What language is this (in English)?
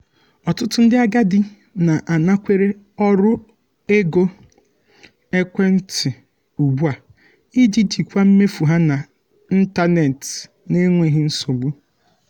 Igbo